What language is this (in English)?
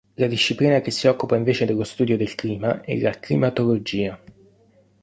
Italian